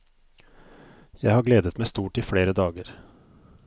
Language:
Norwegian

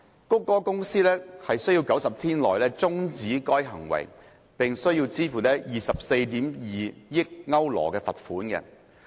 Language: Cantonese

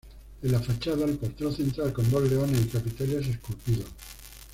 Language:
Spanish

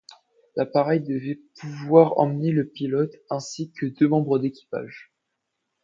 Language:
French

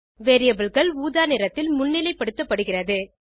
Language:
Tamil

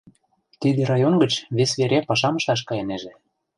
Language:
Mari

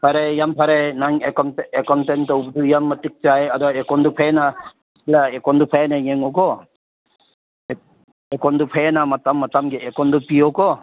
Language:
Manipuri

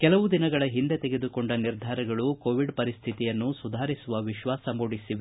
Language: Kannada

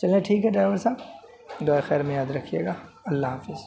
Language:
Urdu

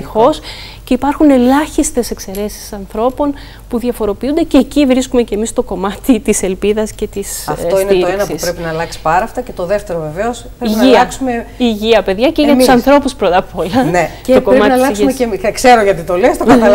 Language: Greek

